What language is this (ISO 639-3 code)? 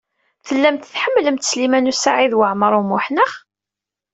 kab